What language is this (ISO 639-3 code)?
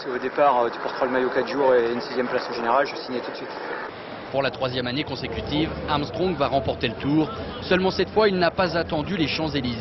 fra